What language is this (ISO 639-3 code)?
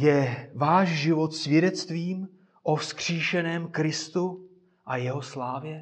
ces